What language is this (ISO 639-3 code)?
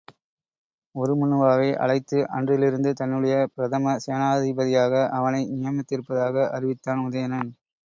tam